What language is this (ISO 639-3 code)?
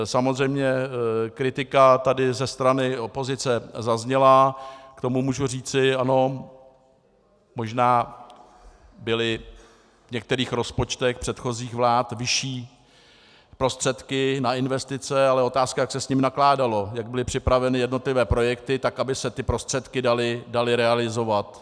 ces